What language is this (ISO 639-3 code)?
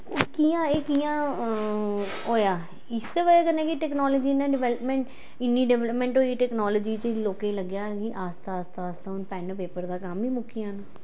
doi